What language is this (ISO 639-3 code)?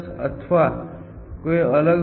guj